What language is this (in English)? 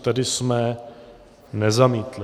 Czech